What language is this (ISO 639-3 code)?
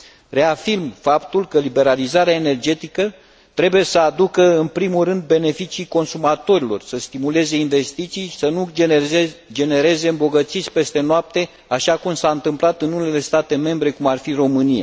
ron